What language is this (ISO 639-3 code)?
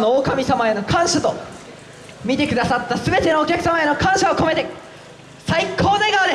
jpn